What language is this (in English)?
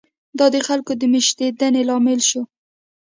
Pashto